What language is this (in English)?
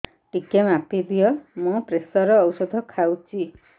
Odia